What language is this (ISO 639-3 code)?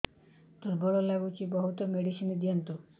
ori